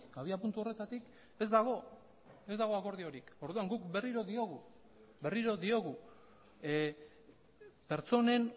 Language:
Basque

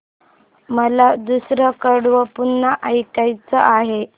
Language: Marathi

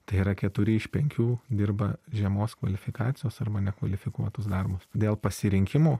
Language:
Lithuanian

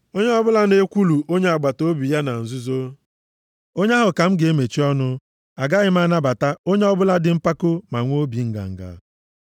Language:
Igbo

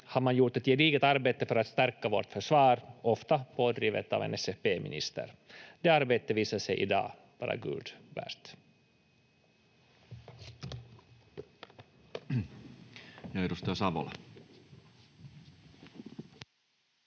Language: Finnish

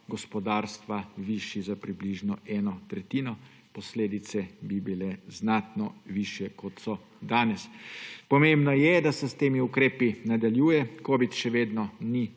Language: Slovenian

